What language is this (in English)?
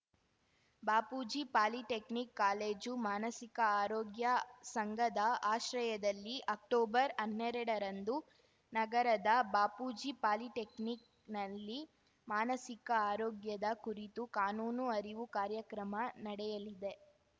Kannada